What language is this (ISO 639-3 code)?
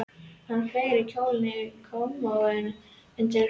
isl